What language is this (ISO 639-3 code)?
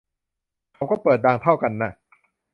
tha